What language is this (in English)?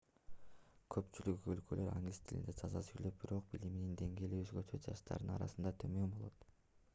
Kyrgyz